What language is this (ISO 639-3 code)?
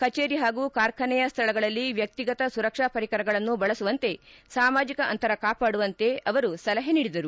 kan